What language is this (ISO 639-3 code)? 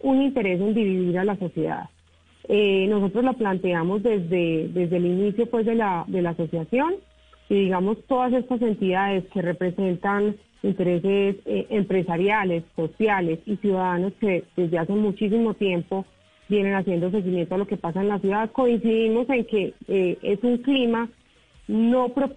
spa